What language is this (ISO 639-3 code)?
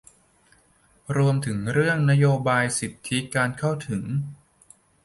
tha